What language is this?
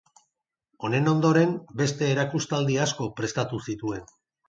Basque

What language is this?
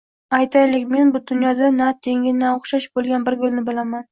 Uzbek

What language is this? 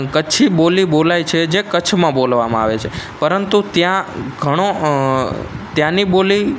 Gujarati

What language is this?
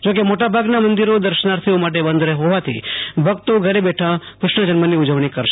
Gujarati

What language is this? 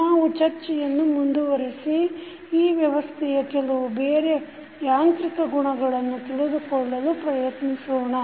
Kannada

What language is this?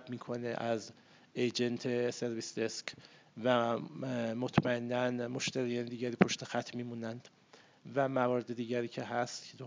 Persian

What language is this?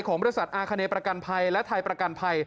Thai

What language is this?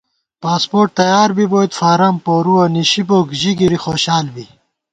Gawar-Bati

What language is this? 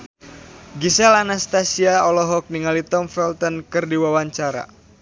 Sundanese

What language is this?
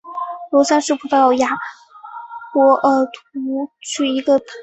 Chinese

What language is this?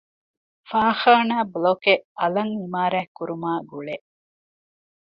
Divehi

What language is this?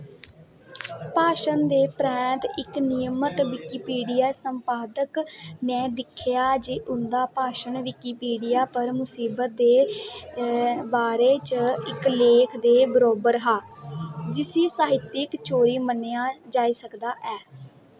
Dogri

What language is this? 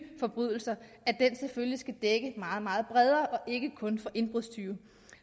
Danish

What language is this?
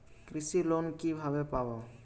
Bangla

